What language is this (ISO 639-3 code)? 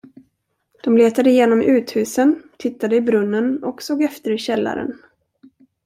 swe